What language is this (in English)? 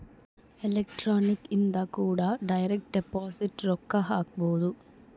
Kannada